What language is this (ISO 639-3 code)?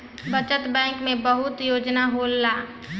bho